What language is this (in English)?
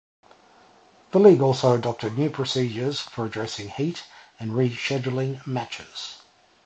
English